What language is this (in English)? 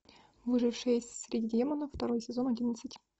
Russian